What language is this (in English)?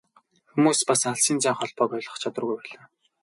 Mongolian